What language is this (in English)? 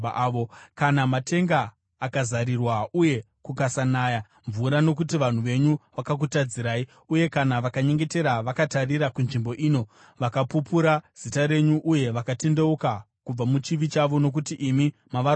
Shona